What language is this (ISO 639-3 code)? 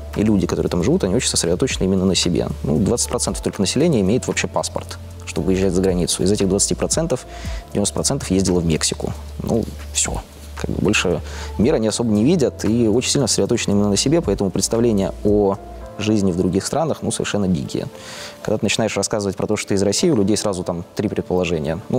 rus